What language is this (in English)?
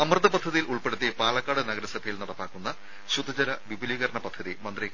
Malayalam